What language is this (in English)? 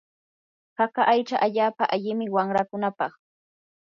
Yanahuanca Pasco Quechua